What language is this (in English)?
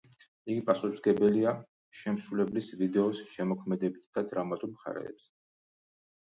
Georgian